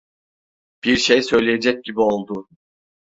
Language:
Turkish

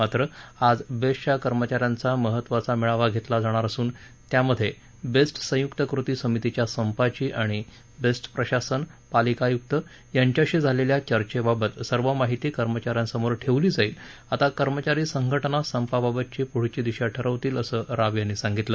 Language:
Marathi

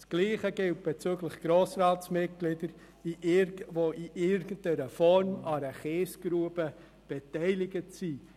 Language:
Swiss German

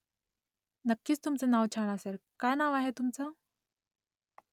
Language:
Marathi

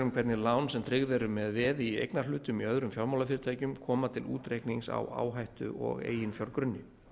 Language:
Icelandic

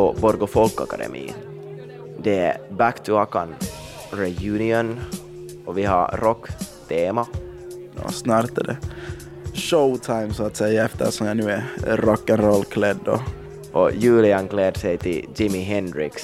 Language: Swedish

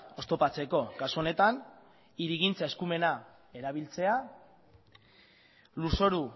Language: Basque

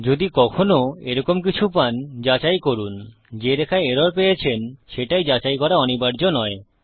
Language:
Bangla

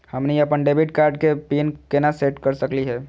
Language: Magahi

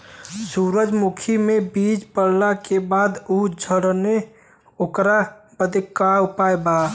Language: Bhojpuri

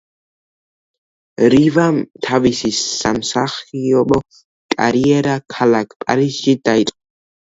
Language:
Georgian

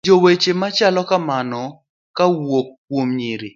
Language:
Luo (Kenya and Tanzania)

